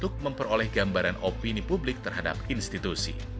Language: Indonesian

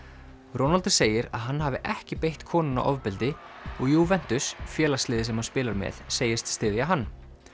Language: Icelandic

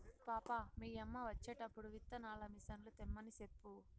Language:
Telugu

